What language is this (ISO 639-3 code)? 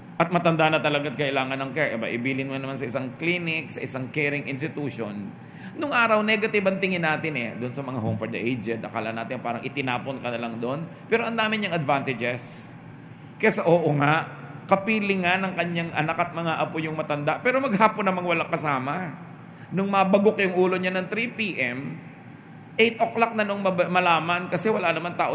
fil